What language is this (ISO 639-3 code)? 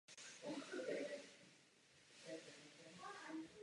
ces